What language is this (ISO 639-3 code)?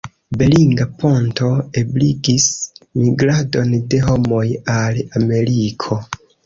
epo